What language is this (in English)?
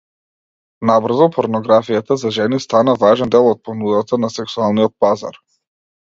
Macedonian